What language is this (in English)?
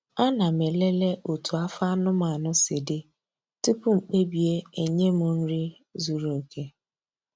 Igbo